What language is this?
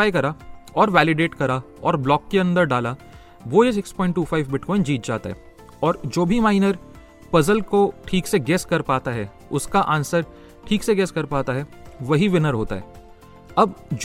Hindi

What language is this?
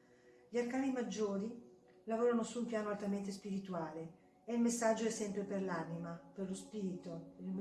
Italian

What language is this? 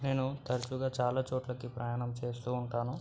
Telugu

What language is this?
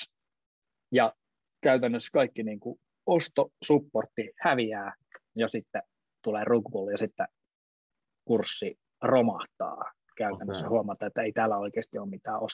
Finnish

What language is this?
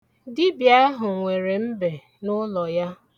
Igbo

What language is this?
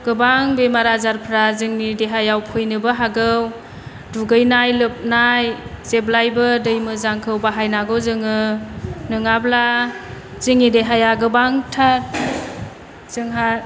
Bodo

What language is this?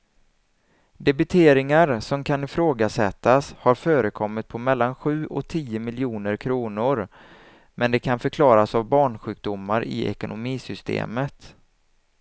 Swedish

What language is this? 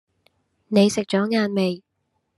Cantonese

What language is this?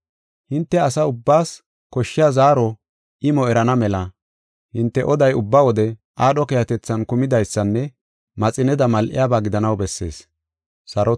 Gofa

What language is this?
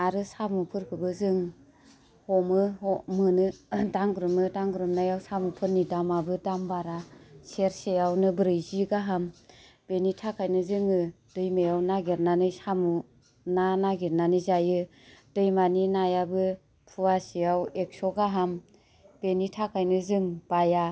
Bodo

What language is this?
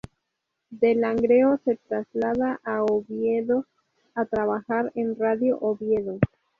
Spanish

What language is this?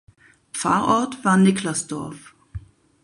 German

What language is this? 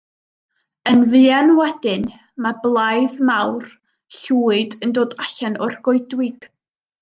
Welsh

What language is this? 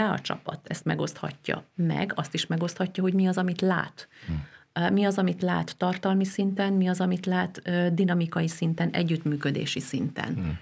Hungarian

